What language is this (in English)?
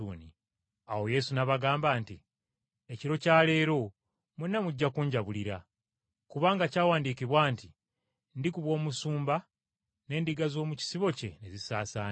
Ganda